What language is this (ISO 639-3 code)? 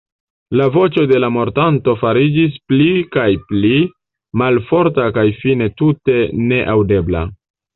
epo